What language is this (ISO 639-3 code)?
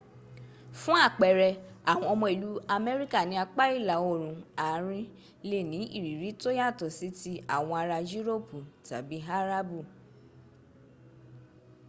yor